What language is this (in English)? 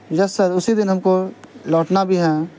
Urdu